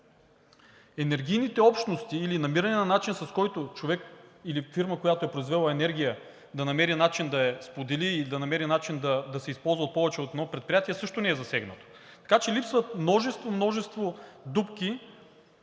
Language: Bulgarian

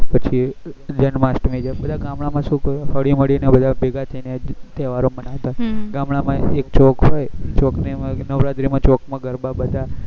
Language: Gujarati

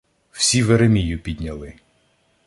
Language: Ukrainian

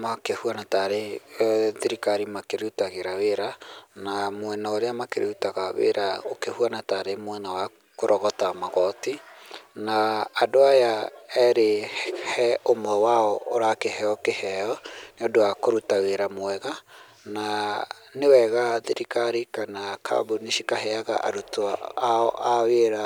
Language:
Kikuyu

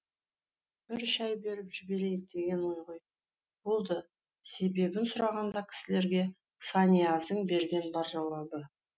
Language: Kazakh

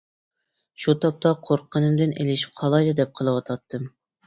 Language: Uyghur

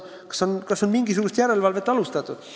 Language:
Estonian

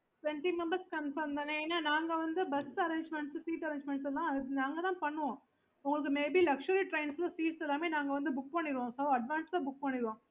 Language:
Tamil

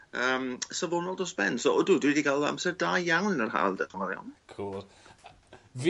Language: Welsh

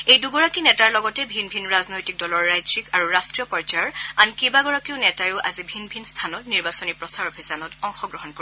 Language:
Assamese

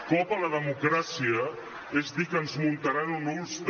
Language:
Catalan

